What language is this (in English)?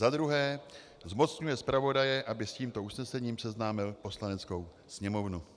Czech